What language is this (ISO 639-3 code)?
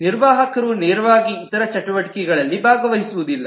kan